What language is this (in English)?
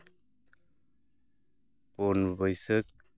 Santali